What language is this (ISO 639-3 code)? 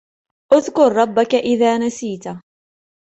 ara